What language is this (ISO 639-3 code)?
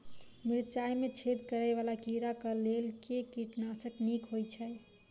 mai